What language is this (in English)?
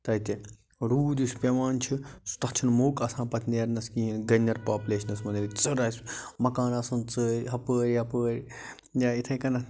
Kashmiri